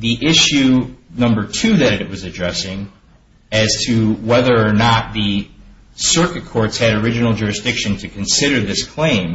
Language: English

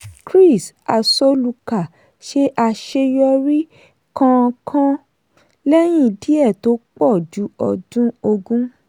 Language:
Yoruba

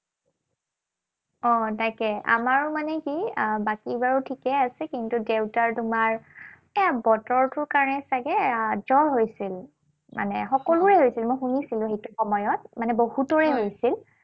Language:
Assamese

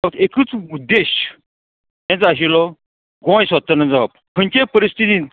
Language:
Konkani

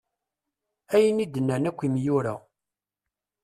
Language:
Kabyle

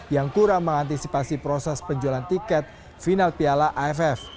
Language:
Indonesian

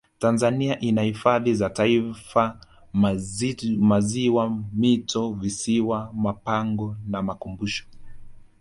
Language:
Swahili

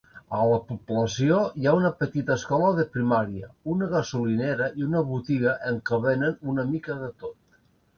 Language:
Catalan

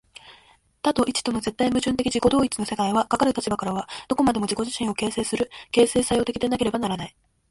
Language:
Japanese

